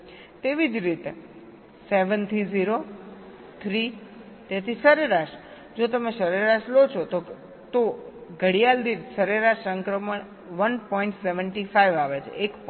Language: Gujarati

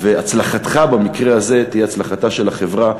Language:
Hebrew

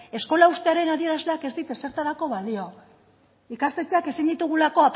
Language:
Basque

